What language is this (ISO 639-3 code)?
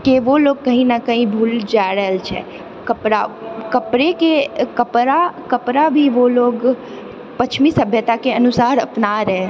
mai